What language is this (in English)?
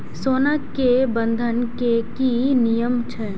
Maithili